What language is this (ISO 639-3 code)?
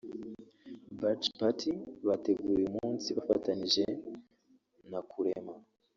kin